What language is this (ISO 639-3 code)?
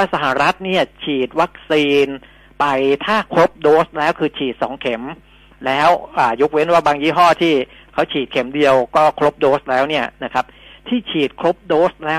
tha